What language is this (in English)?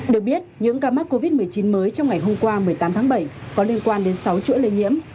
Vietnamese